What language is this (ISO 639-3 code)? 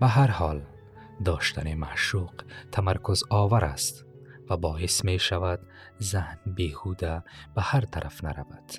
fas